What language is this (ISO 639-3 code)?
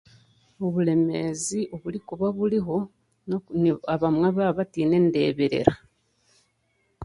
cgg